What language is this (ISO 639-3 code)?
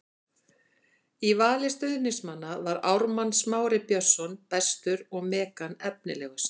isl